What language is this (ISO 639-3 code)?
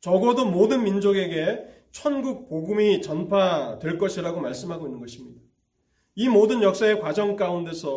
kor